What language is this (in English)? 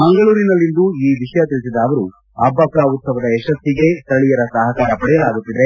Kannada